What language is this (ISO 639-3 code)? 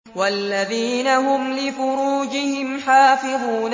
ara